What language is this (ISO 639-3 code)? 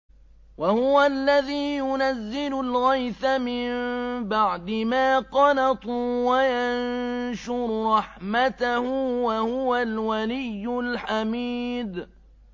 ara